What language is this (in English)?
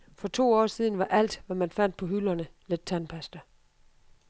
Danish